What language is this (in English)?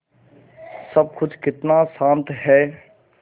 Hindi